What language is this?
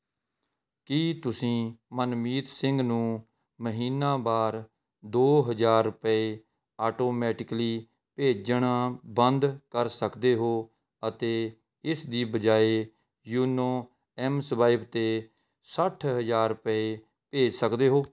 Punjabi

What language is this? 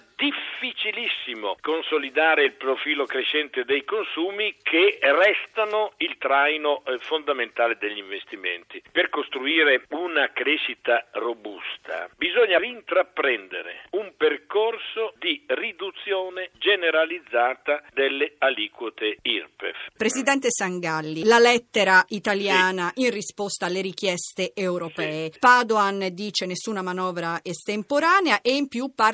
Italian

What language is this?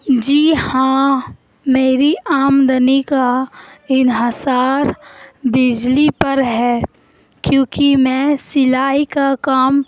Urdu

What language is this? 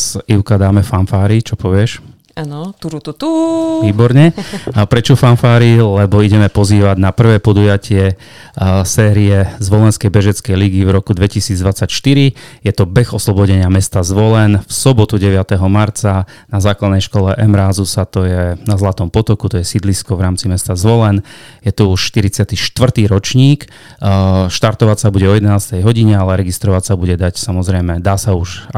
Slovak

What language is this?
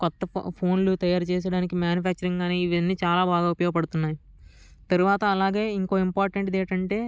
Telugu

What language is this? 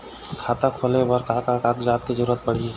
Chhattisgarhi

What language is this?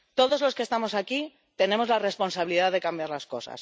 Spanish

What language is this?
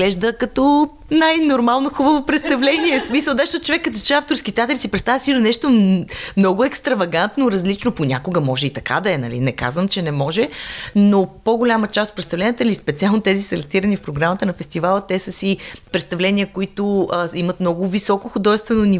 Bulgarian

